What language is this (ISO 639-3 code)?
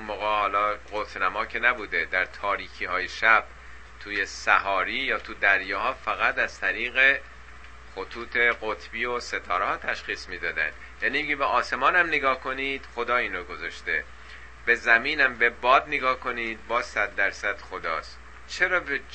fas